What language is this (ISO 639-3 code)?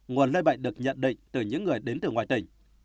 vie